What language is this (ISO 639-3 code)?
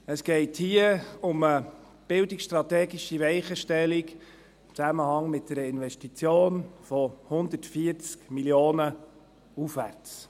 gsw